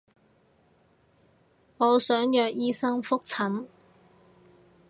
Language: Cantonese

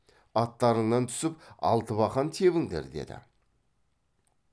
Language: Kazakh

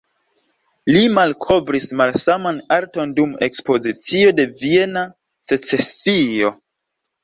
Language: Esperanto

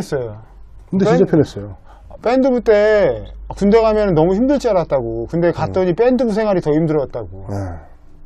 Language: Korean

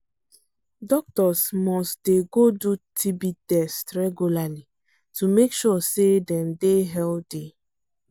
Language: Nigerian Pidgin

